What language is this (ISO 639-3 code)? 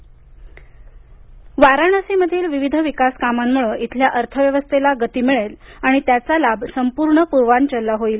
mar